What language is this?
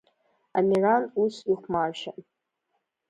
Abkhazian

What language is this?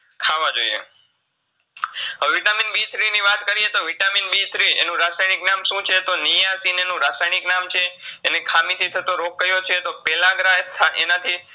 Gujarati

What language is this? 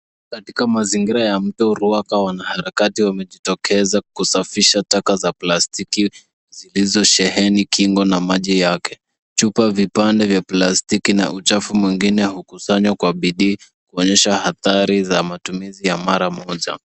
Swahili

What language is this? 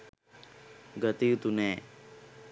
Sinhala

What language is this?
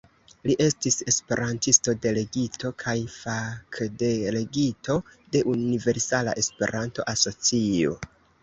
Esperanto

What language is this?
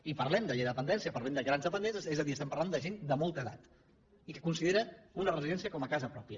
Catalan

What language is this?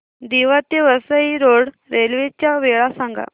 Marathi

